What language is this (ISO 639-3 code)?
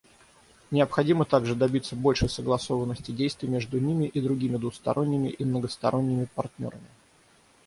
rus